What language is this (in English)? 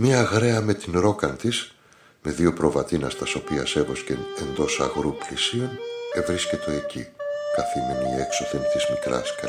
Greek